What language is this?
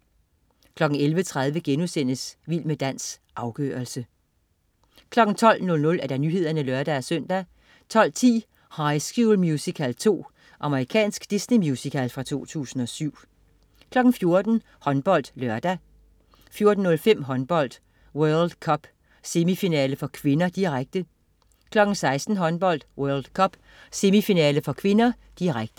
Danish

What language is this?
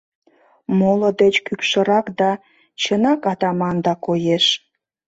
Mari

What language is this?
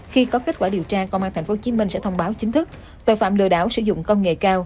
Vietnamese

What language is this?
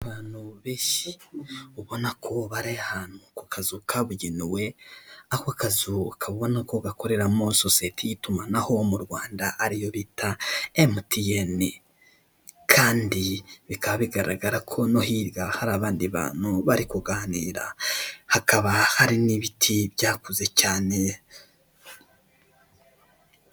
Kinyarwanda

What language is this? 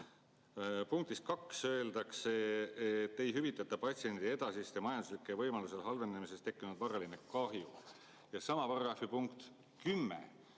Estonian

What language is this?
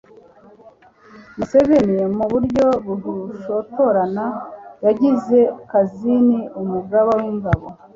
Kinyarwanda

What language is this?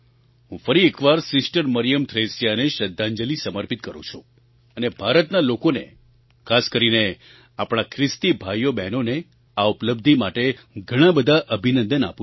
Gujarati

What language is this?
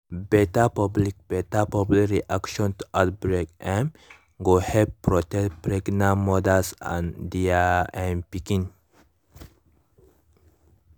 Nigerian Pidgin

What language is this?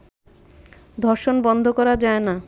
Bangla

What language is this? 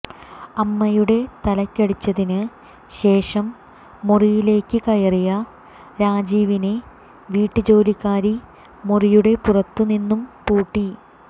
Malayalam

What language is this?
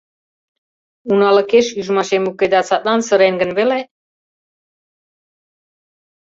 Mari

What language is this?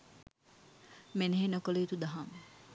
Sinhala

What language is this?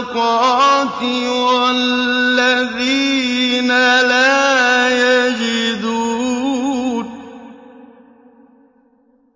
Arabic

